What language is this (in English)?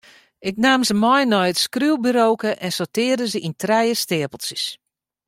Western Frisian